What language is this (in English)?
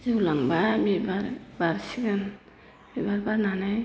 Bodo